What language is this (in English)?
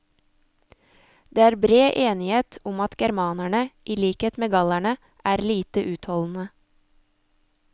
Norwegian